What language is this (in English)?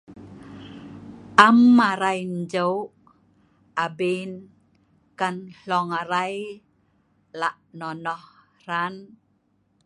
Sa'ban